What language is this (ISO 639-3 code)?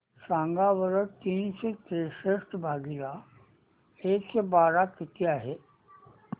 mar